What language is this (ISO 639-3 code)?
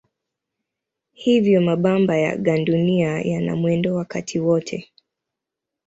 swa